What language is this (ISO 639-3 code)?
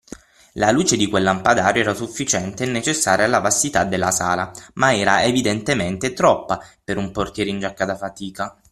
ita